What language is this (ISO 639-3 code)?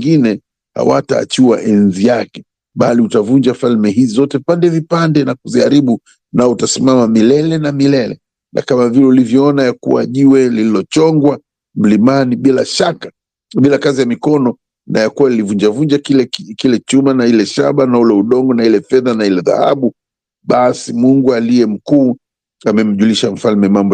swa